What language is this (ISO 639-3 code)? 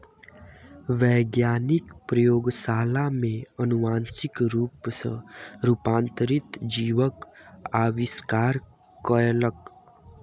mai